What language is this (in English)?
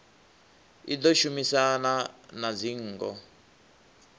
Venda